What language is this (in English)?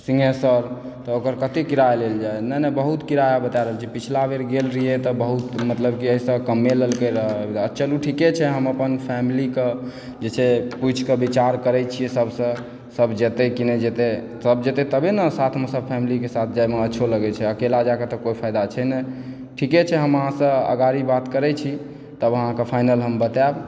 Maithili